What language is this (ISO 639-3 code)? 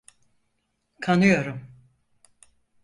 tur